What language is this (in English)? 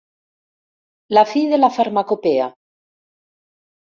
Catalan